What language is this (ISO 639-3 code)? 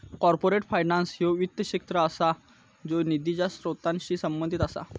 mar